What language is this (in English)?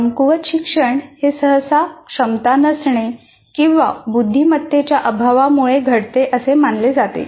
Marathi